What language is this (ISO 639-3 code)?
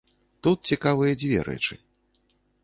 bel